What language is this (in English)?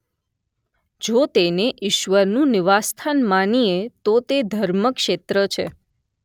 Gujarati